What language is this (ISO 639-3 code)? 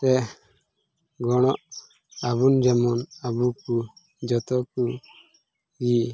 sat